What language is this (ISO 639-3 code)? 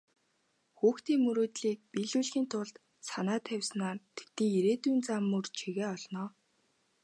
mon